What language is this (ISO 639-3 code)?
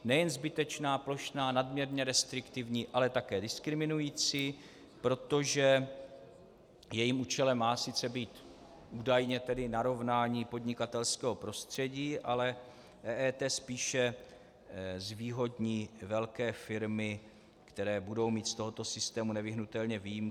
ces